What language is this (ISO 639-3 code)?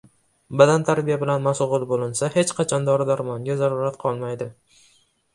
uzb